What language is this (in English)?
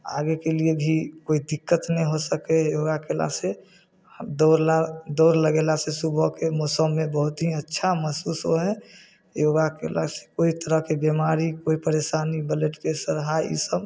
Maithili